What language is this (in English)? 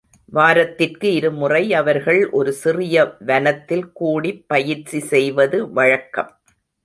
Tamil